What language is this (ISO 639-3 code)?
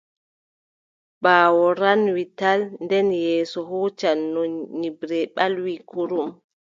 fub